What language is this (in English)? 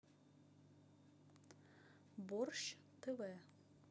Russian